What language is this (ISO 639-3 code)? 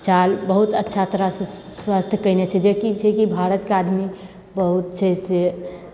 mai